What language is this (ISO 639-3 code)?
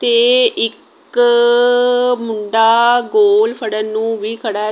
pan